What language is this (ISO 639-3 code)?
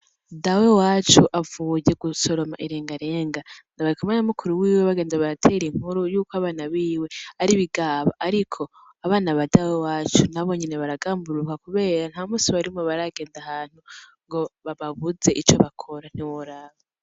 run